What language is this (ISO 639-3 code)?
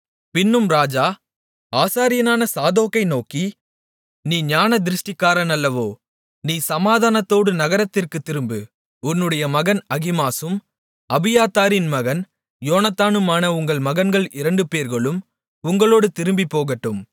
tam